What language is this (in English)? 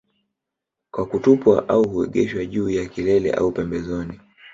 Swahili